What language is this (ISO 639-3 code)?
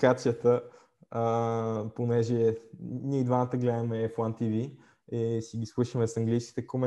bul